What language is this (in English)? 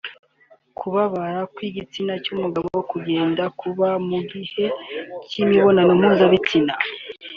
Kinyarwanda